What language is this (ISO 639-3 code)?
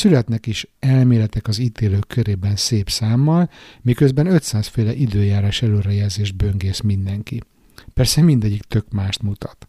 hun